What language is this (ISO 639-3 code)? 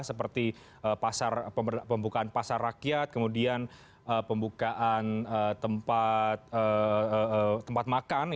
ind